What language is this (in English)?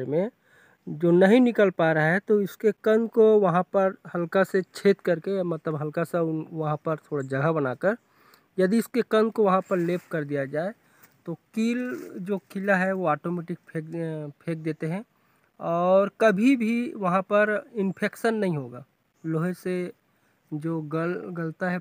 Hindi